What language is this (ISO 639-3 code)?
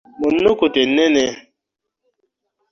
lug